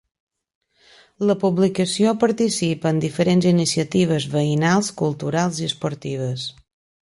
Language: Catalan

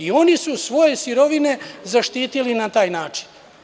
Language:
Serbian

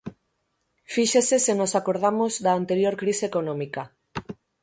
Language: Galician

